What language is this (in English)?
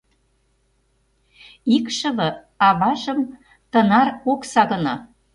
Mari